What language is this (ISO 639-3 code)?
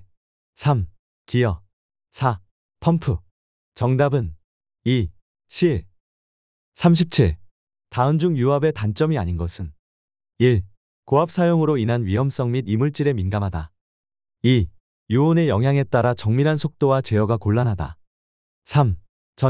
kor